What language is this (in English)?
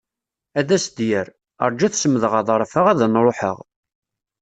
Kabyle